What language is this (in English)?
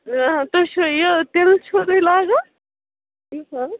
Kashmiri